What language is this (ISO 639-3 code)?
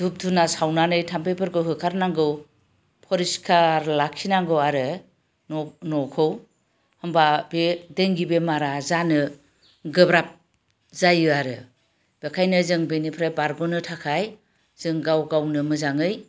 brx